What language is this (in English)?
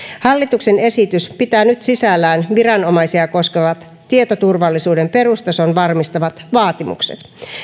Finnish